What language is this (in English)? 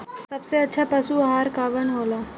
Bhojpuri